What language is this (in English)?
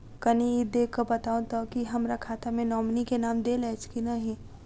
Maithili